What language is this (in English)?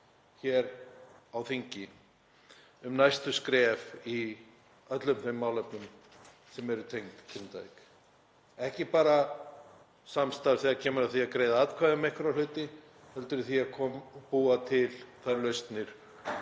Icelandic